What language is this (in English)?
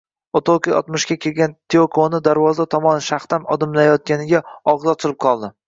Uzbek